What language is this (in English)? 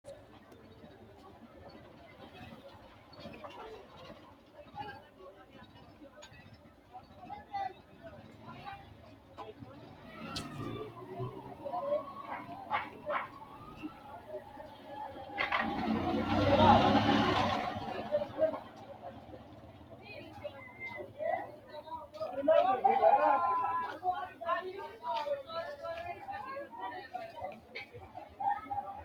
Sidamo